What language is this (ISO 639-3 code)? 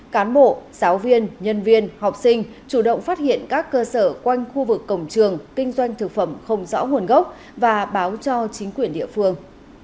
vie